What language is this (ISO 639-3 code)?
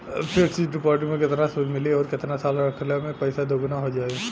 bho